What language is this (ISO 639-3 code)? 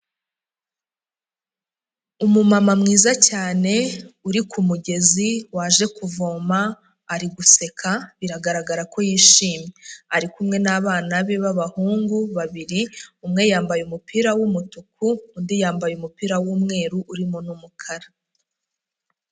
kin